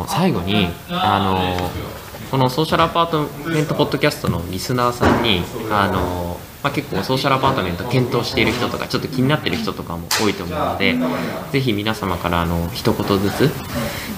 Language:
Japanese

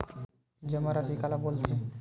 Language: Chhattisgarhi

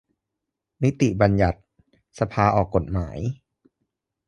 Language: Thai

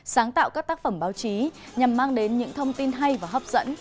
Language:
Vietnamese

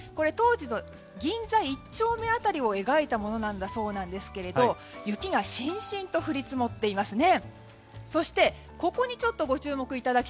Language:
Japanese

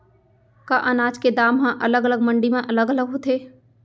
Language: Chhattisgarhi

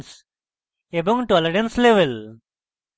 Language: Bangla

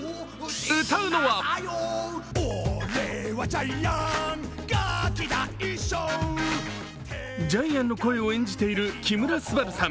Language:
Japanese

